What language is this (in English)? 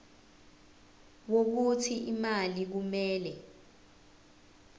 Zulu